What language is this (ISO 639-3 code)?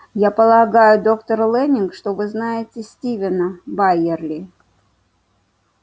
rus